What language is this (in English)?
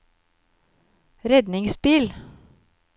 Norwegian